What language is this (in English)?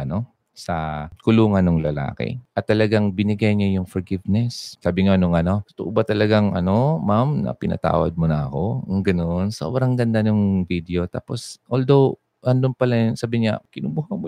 Filipino